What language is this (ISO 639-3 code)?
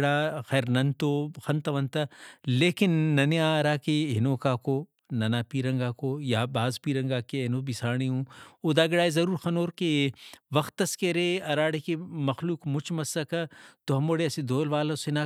brh